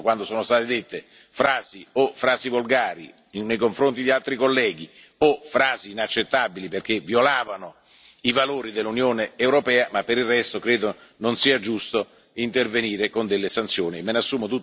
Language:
Italian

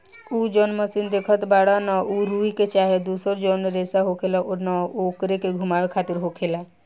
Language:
Bhojpuri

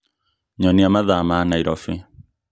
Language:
Kikuyu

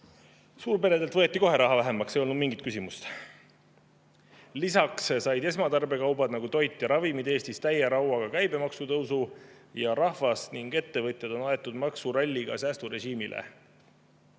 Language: Estonian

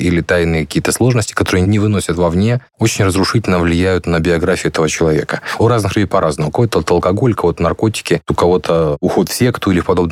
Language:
Russian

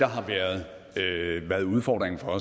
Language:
Danish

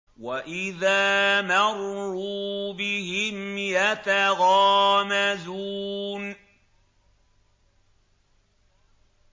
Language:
Arabic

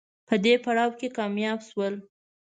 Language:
Pashto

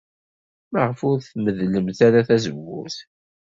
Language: Kabyle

